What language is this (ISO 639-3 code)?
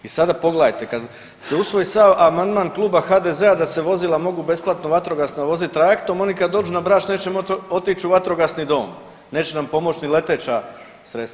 hrv